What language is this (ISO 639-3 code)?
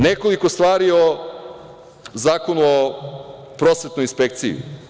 srp